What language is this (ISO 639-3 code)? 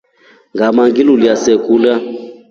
rof